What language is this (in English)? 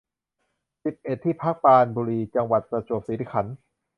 Thai